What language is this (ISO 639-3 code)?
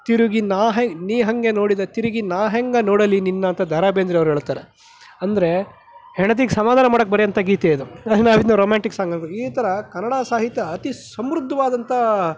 kan